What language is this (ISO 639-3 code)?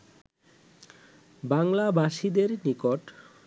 ben